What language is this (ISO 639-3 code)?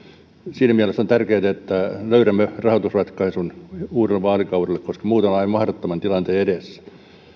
fin